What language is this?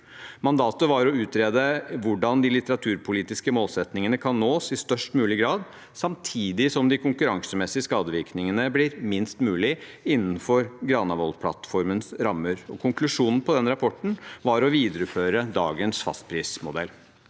Norwegian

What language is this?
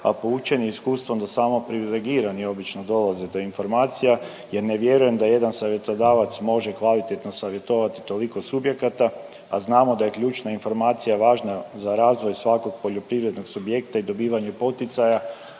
Croatian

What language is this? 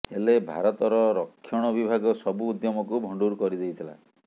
Odia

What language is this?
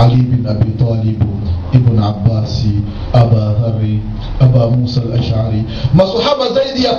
Swahili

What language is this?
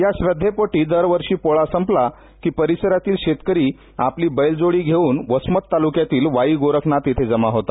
Marathi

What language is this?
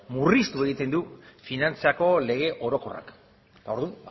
Basque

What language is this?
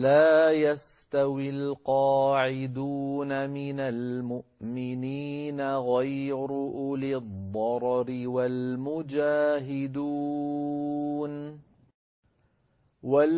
Arabic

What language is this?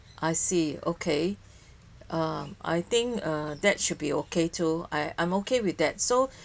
English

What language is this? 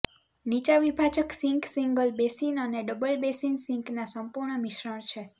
Gujarati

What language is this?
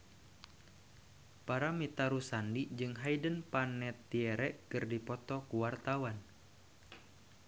Sundanese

